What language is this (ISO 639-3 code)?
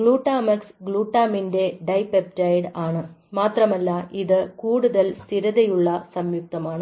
mal